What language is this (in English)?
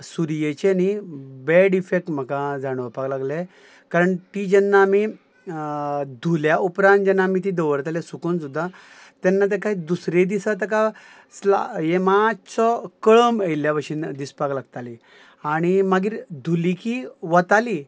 Konkani